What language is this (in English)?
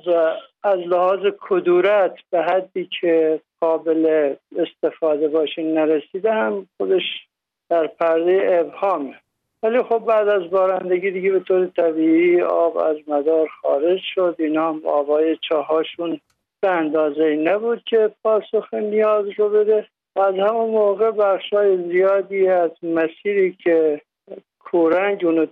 Persian